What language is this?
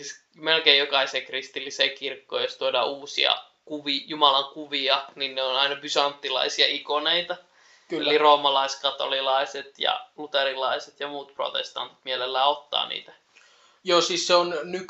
Finnish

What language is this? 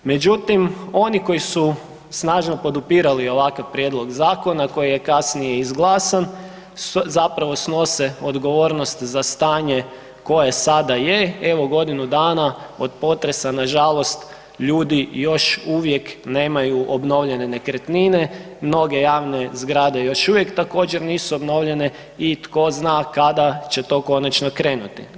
Croatian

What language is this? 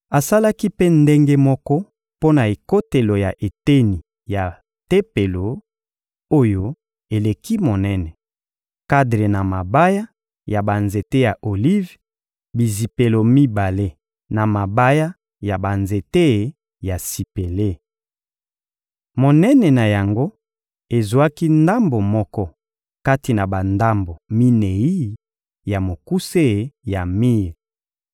Lingala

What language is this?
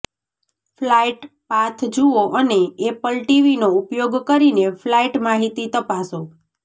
Gujarati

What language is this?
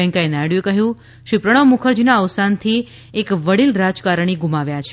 Gujarati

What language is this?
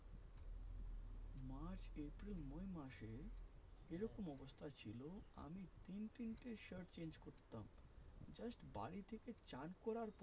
Bangla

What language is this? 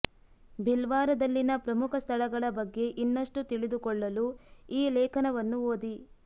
Kannada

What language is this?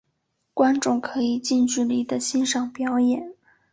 Chinese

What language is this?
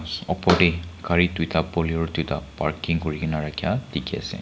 Naga Pidgin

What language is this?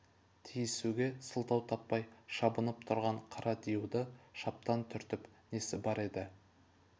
Kazakh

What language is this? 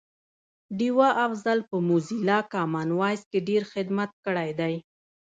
Pashto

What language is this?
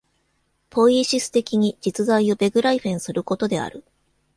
Japanese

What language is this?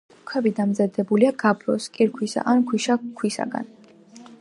Georgian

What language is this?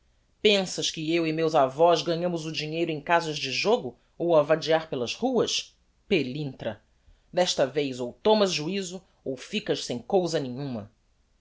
Portuguese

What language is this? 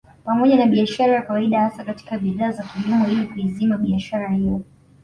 Swahili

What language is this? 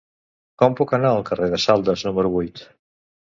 Catalan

